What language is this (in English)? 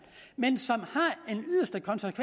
Danish